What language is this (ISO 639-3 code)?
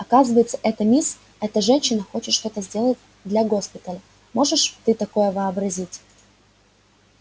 rus